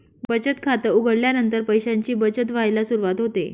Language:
Marathi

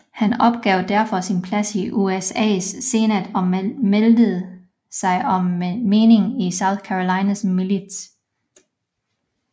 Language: Danish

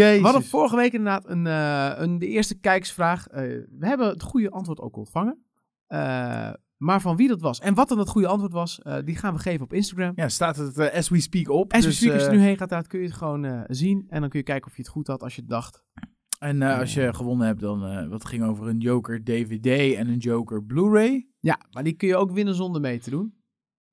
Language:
Dutch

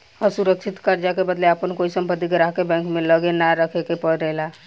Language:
Bhojpuri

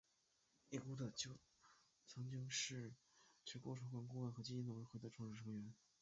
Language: Chinese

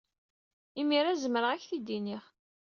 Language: Kabyle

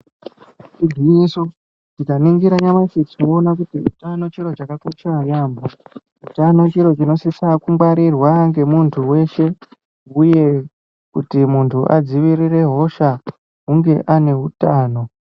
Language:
Ndau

